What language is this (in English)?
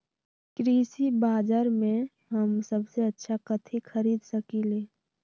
Magahi